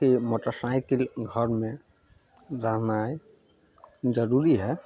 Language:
Maithili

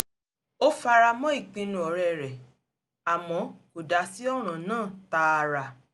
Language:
Yoruba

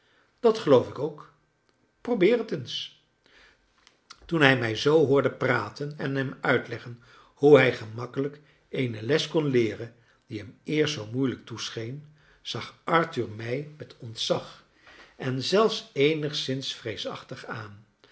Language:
Dutch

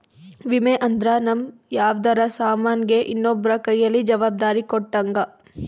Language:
Kannada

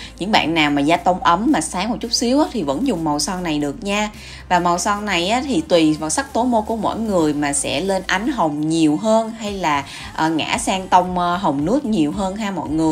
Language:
Vietnamese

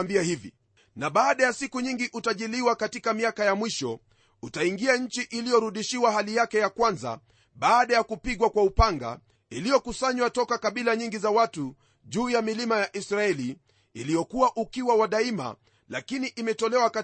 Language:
Swahili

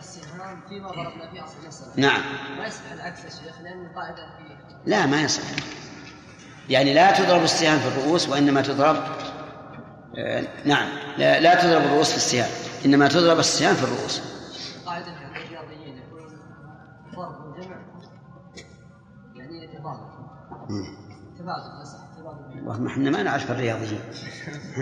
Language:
Arabic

